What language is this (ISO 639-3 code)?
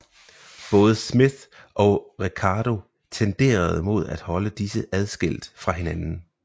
dan